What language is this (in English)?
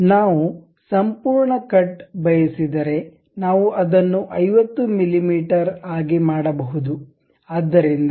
Kannada